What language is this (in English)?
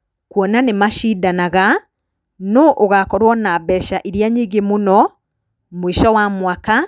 Kikuyu